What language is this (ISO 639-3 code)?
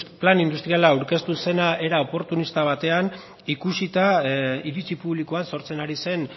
eus